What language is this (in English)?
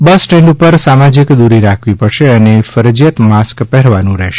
Gujarati